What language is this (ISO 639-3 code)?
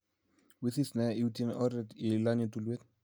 kln